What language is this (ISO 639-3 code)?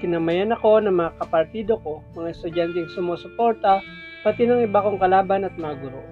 fil